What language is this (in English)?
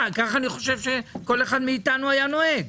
Hebrew